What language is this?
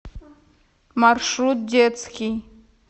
Russian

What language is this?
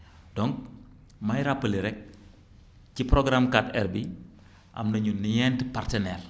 Wolof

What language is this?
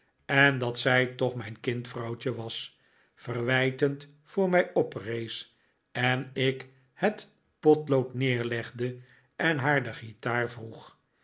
Dutch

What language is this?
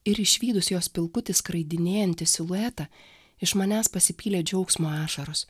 Lithuanian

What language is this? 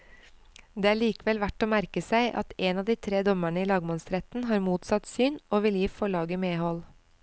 Norwegian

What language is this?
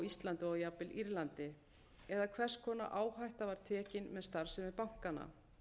Icelandic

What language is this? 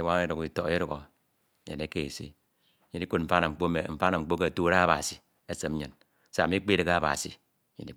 Ito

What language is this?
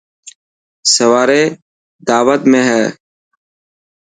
Dhatki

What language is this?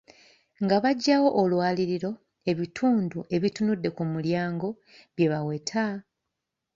Ganda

